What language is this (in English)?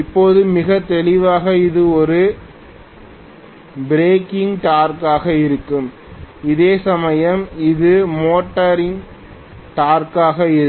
Tamil